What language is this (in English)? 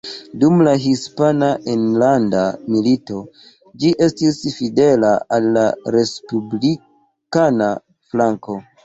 Esperanto